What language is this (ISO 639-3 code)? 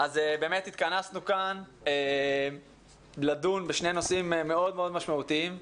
heb